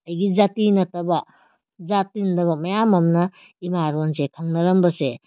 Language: Manipuri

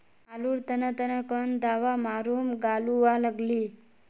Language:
Magahi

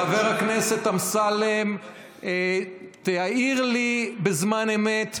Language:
Hebrew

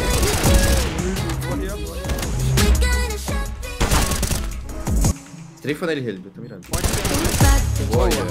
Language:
Portuguese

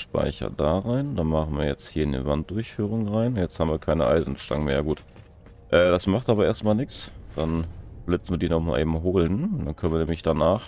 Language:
German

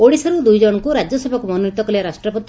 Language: Odia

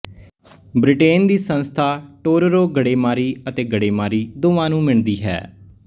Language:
Punjabi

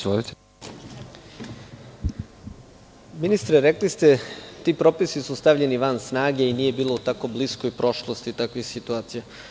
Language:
Serbian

